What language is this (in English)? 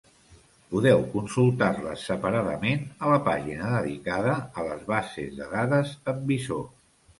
Catalan